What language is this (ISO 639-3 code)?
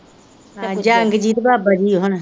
pan